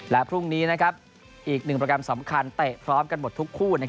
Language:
Thai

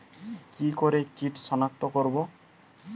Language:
Bangla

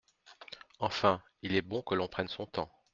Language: French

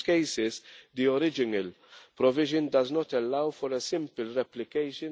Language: English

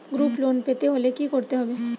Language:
Bangla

